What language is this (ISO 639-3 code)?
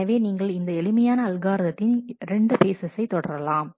tam